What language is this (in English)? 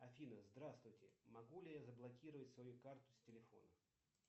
Russian